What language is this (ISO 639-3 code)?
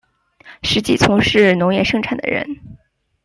zho